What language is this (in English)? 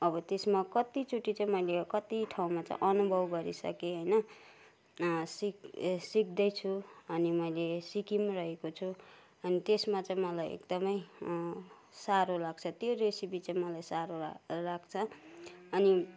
Nepali